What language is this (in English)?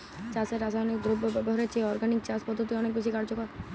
Bangla